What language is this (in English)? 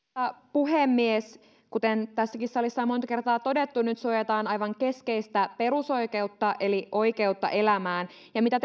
Finnish